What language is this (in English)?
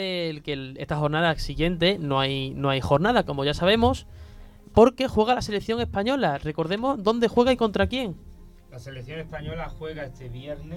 Spanish